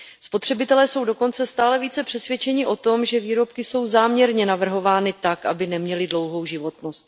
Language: Czech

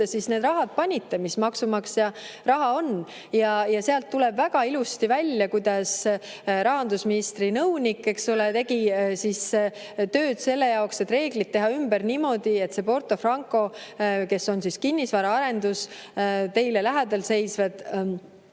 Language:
Estonian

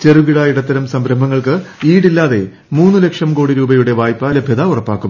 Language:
Malayalam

